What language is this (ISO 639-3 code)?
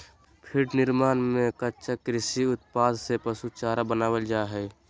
mag